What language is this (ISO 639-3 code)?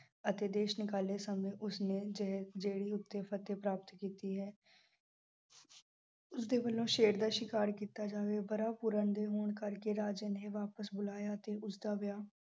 pan